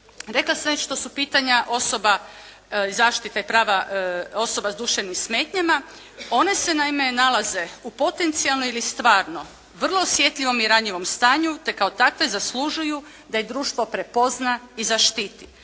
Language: Croatian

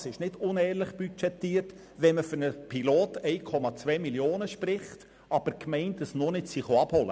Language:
Swiss German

